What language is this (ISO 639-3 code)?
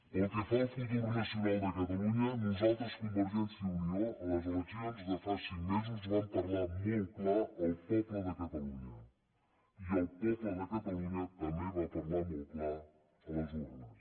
cat